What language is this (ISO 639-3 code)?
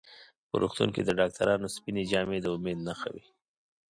pus